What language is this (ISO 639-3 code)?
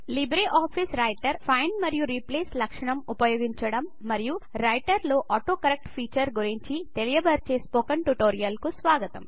tel